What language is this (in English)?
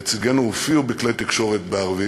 Hebrew